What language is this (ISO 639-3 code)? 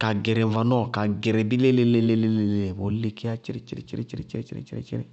bqg